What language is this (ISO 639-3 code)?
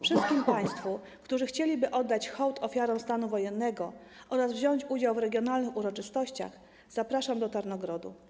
pol